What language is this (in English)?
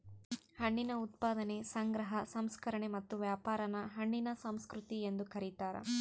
Kannada